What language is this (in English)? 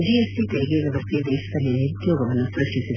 Kannada